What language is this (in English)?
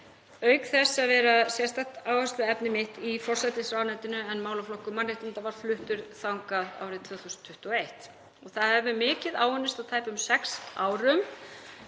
Icelandic